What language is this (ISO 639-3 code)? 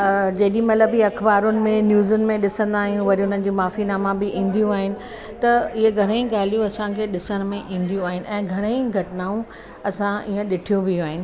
snd